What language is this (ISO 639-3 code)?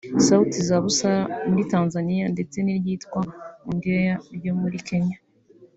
kin